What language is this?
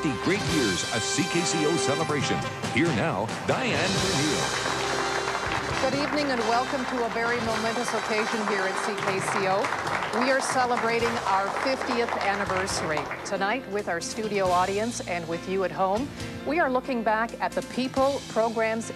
English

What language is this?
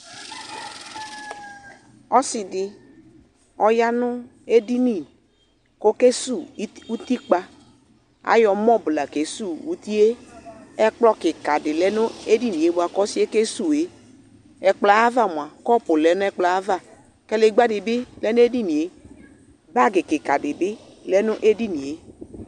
Ikposo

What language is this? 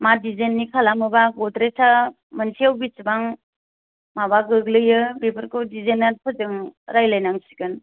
Bodo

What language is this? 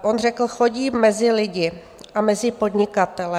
Czech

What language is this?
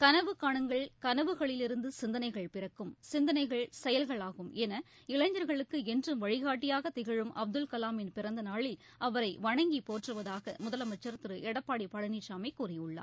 Tamil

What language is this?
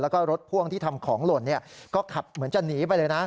Thai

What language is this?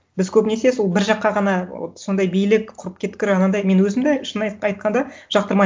Kazakh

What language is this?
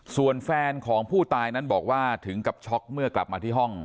Thai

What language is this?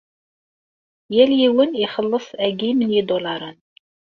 Kabyle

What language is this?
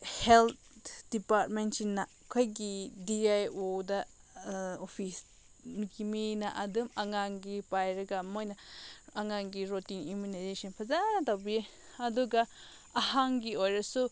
Manipuri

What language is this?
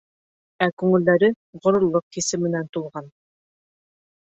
Bashkir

